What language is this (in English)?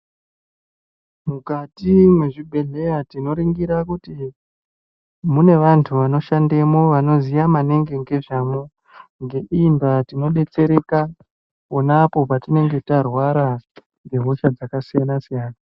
Ndau